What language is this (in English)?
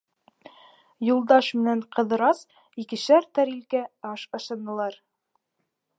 Bashkir